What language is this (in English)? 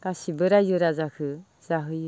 Bodo